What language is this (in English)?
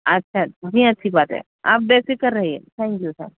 Urdu